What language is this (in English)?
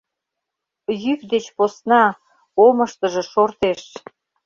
Mari